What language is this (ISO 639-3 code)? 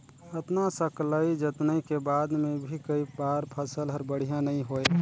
hne